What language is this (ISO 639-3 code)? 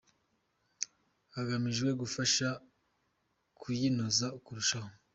kin